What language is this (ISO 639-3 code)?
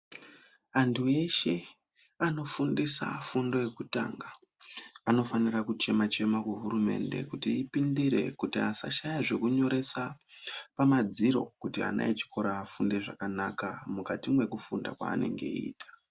ndc